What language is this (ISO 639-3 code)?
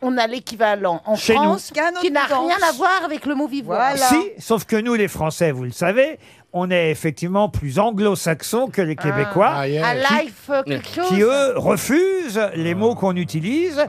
fra